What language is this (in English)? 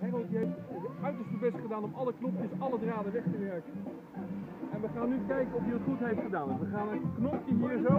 Dutch